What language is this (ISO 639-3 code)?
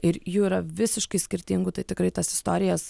lit